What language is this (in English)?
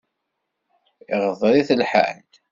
Kabyle